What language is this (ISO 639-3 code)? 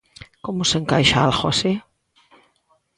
glg